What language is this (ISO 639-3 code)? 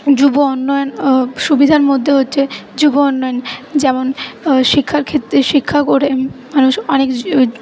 ben